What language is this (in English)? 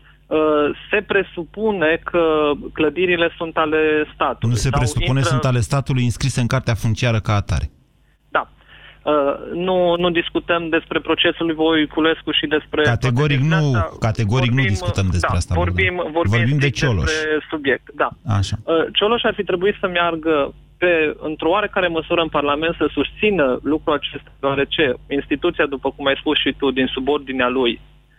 Romanian